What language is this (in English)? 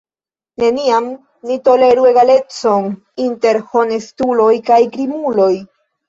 Esperanto